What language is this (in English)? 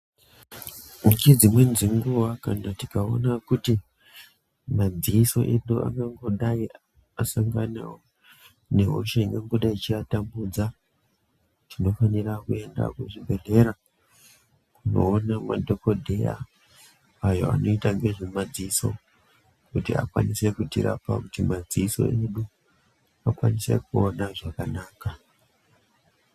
Ndau